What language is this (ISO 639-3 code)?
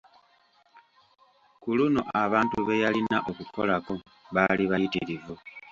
lug